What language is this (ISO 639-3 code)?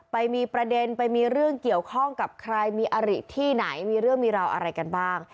tha